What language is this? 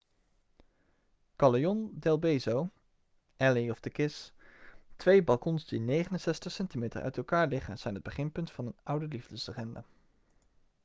Dutch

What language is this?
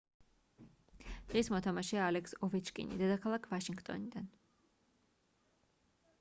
Georgian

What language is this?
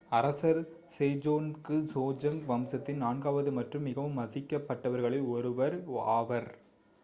Tamil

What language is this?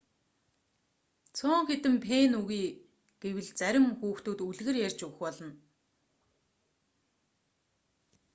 Mongolian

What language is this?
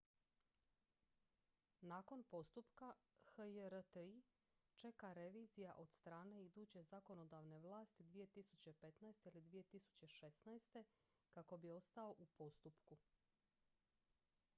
Croatian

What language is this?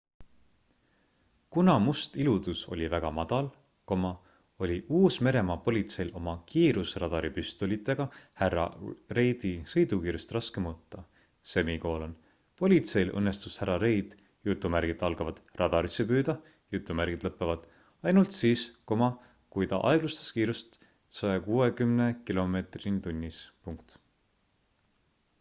Estonian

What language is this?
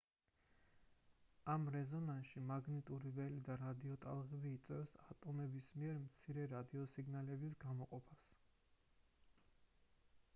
Georgian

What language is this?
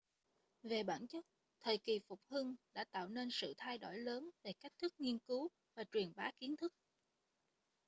Vietnamese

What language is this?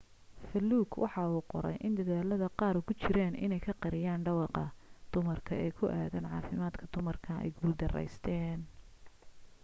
Somali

